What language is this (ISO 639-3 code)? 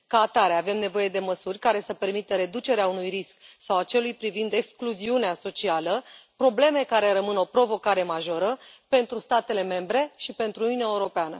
ron